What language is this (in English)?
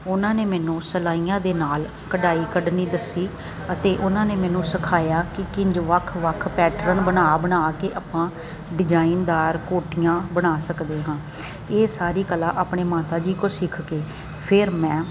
Punjabi